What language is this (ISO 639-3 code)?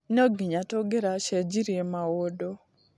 kik